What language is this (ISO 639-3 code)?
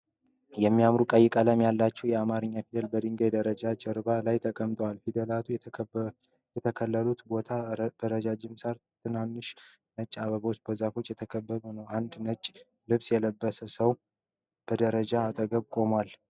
amh